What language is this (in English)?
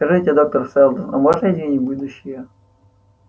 Russian